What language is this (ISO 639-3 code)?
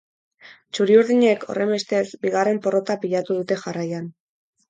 eus